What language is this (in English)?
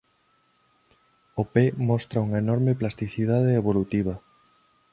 Galician